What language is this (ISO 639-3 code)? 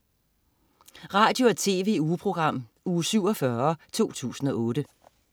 dan